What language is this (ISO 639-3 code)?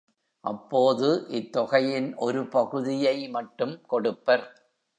tam